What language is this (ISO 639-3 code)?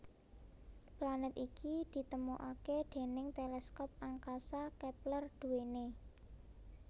jav